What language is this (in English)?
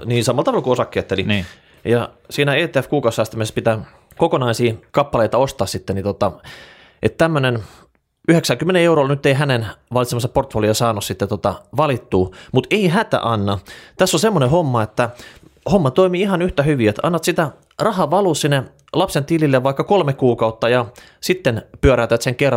Finnish